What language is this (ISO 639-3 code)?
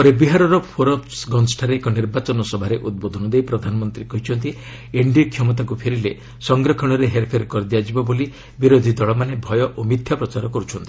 ori